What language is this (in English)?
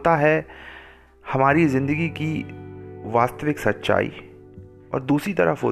Hindi